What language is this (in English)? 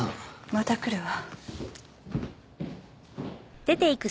Japanese